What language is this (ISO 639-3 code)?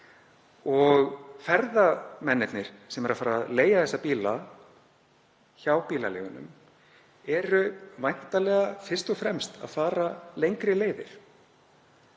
isl